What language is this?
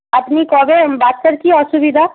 Bangla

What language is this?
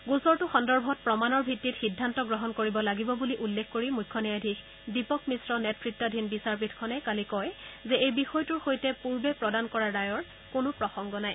Assamese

